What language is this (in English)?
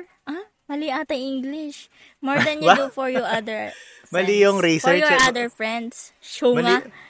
Filipino